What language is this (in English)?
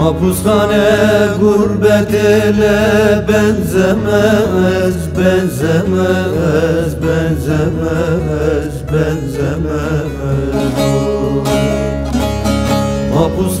Turkish